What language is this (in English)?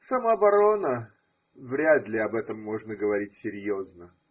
Russian